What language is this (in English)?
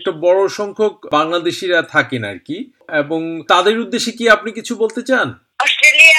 Bangla